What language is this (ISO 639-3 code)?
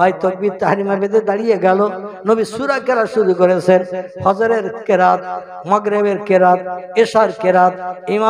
ind